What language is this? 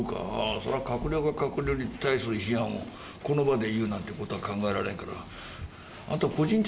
Japanese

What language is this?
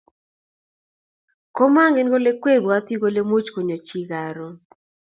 Kalenjin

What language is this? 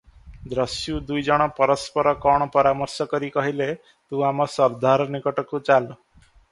Odia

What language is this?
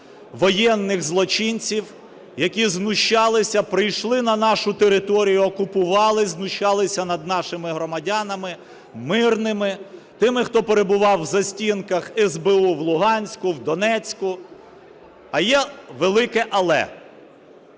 Ukrainian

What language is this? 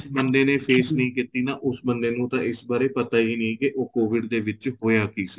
Punjabi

